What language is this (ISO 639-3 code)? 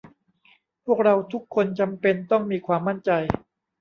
tha